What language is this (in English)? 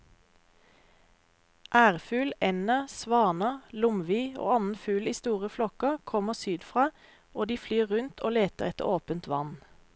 Norwegian